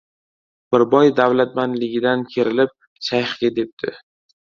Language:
Uzbek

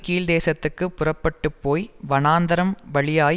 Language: Tamil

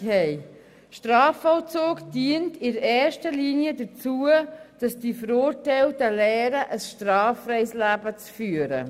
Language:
Swiss German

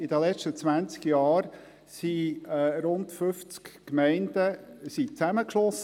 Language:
Swiss German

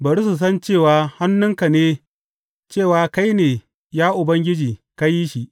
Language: Hausa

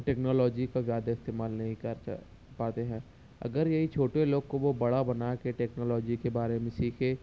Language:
Urdu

